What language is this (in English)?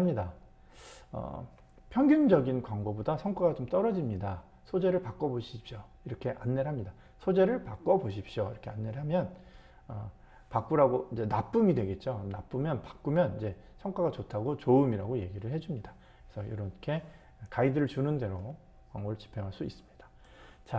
Korean